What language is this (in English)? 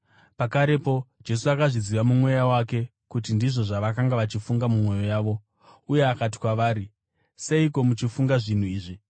Shona